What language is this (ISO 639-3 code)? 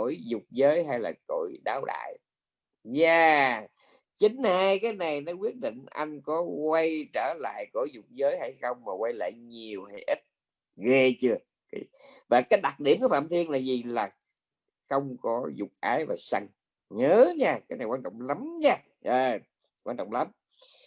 vie